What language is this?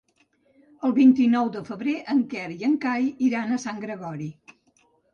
Catalan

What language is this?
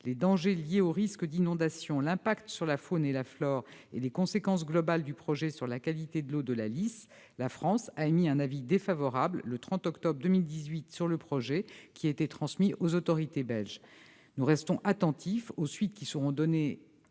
French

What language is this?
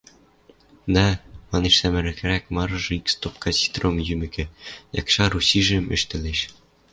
Western Mari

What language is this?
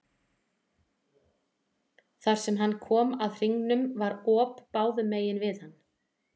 Icelandic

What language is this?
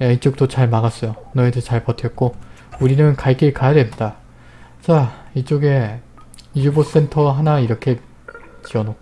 Korean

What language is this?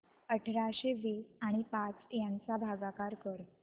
Marathi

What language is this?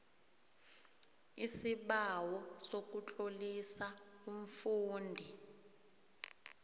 South Ndebele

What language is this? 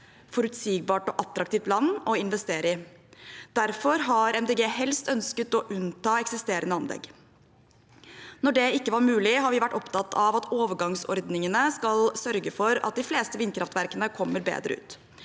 Norwegian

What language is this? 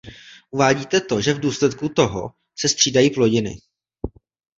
Czech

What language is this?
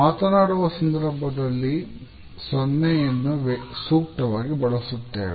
Kannada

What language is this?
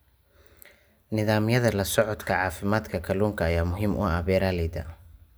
Somali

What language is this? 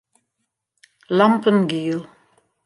Western Frisian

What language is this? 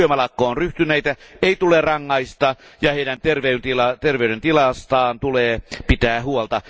Finnish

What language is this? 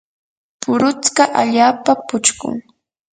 Yanahuanca Pasco Quechua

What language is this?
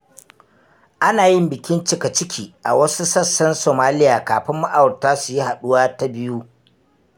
Hausa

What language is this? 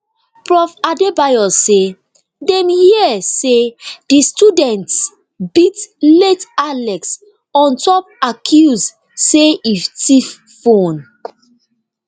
Nigerian Pidgin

